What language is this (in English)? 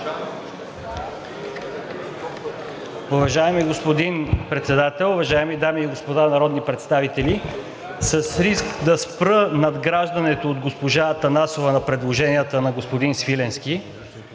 Bulgarian